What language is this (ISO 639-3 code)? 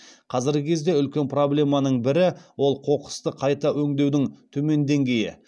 kaz